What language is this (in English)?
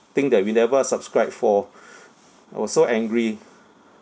English